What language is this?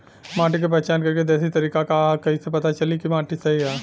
Bhojpuri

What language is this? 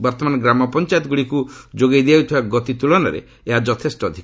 Odia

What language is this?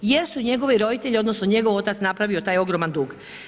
Croatian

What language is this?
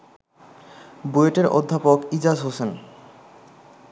Bangla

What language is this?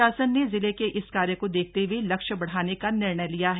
Hindi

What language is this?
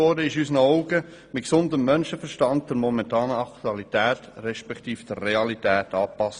Swiss German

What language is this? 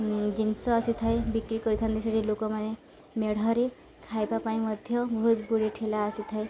Odia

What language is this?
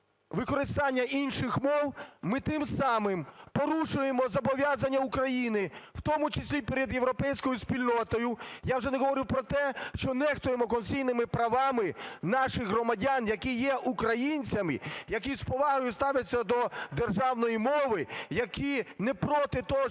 Ukrainian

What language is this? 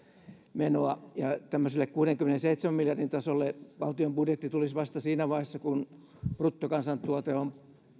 Finnish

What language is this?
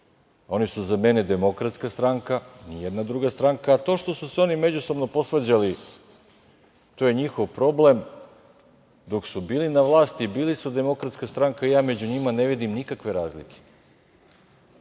Serbian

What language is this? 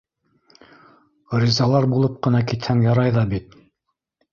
Bashkir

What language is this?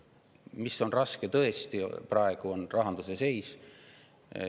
Estonian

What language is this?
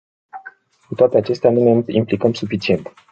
Romanian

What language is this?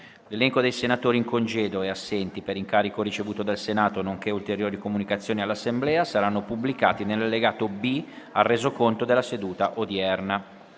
Italian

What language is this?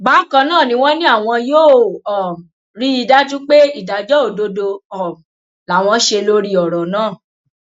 Yoruba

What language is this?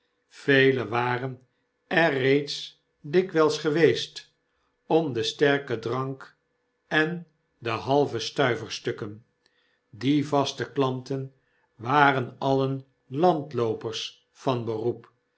Dutch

